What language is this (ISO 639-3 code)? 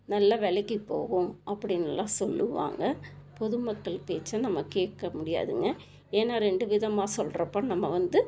tam